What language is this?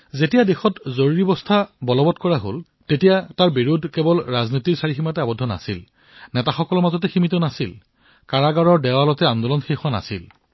Assamese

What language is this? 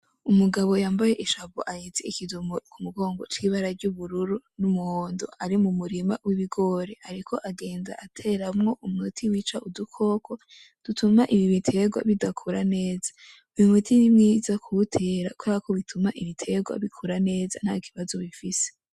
Rundi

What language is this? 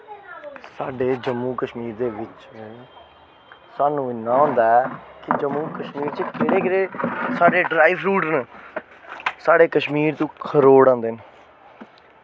Dogri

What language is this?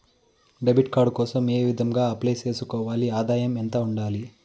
Telugu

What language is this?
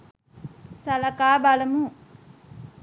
Sinhala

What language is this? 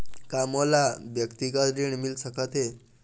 Chhattisgarhi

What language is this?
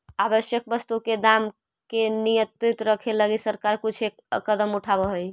Magahi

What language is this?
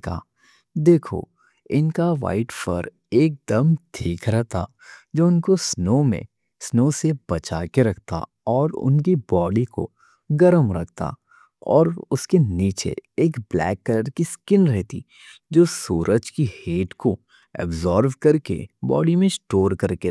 Deccan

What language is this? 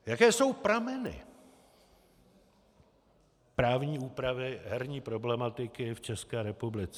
Czech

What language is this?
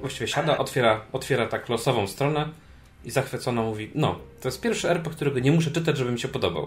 Polish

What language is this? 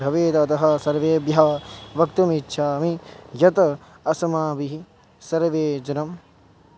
Sanskrit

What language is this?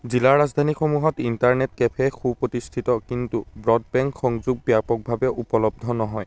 Assamese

